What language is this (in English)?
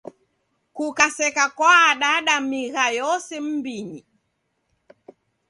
Taita